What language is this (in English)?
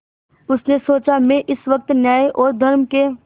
Hindi